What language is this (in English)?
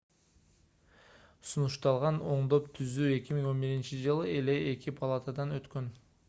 Kyrgyz